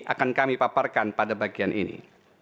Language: Indonesian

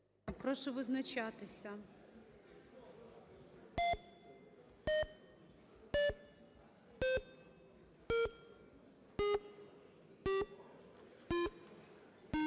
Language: Ukrainian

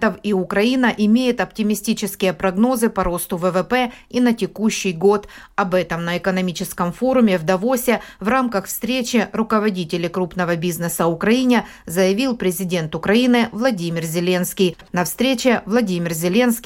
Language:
Russian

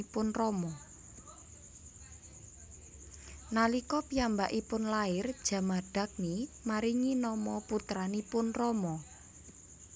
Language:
Javanese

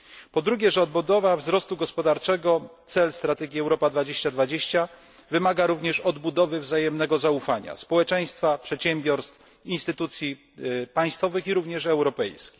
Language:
Polish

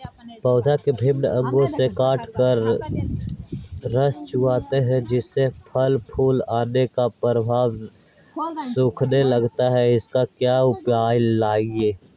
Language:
Magahi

